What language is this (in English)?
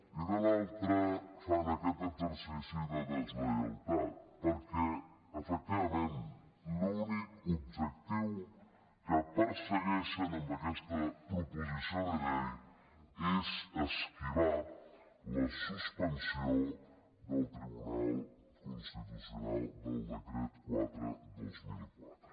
Catalan